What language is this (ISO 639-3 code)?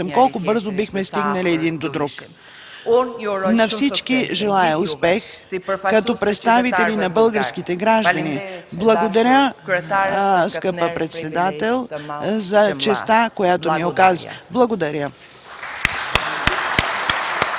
bul